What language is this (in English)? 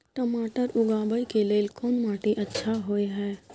Maithili